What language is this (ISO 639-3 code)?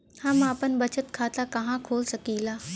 bho